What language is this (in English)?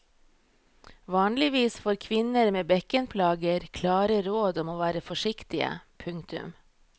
Norwegian